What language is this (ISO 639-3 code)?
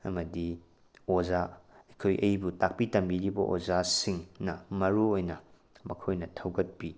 mni